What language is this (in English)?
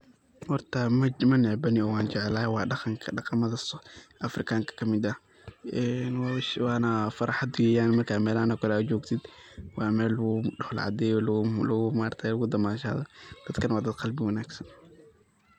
Somali